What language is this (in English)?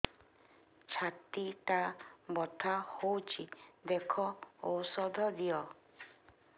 Odia